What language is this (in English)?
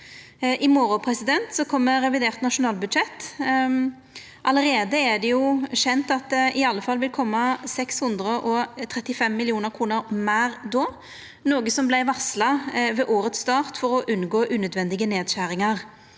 Norwegian